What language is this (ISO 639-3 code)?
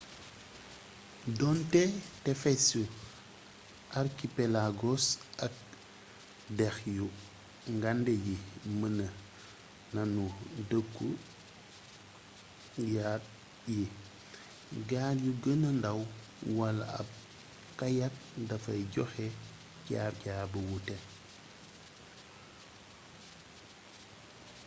wol